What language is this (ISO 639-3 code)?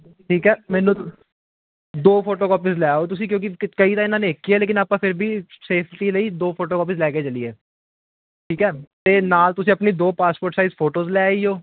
pan